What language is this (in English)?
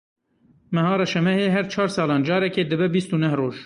Kurdish